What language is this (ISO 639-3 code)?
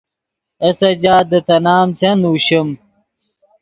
ydg